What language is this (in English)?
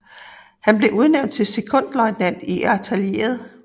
Danish